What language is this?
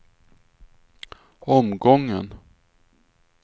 Swedish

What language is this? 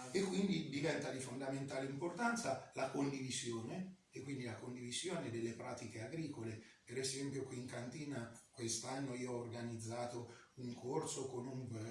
Italian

